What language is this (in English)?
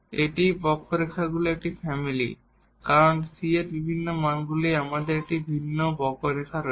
Bangla